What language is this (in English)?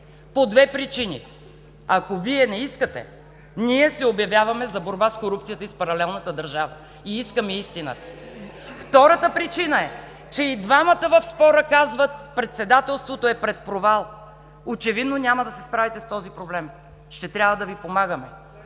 Bulgarian